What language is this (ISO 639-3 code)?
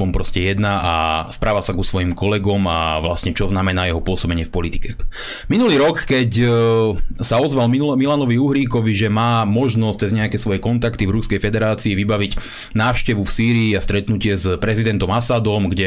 slk